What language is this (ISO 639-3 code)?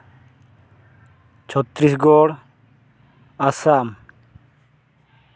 sat